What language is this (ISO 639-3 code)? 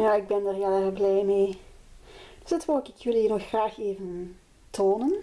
nld